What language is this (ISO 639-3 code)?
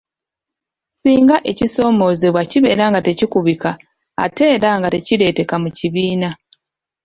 lug